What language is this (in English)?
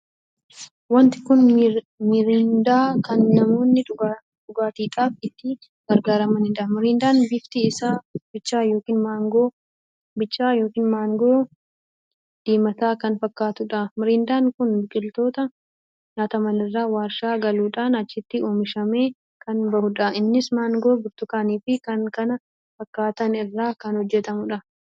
Oromo